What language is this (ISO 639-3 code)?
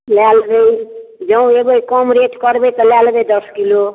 mai